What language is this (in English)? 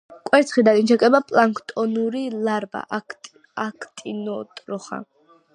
Georgian